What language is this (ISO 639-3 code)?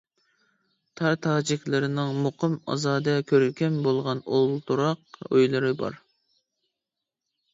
uig